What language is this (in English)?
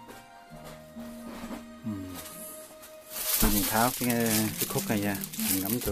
Vietnamese